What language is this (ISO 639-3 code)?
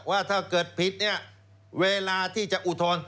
tha